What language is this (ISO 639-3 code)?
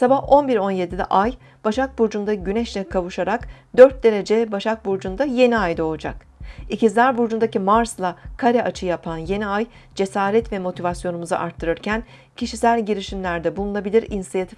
tur